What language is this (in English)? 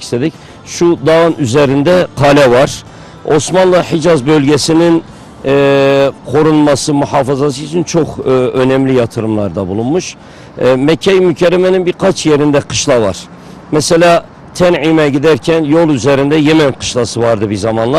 Turkish